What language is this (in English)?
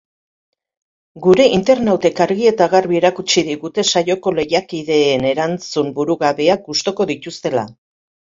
Basque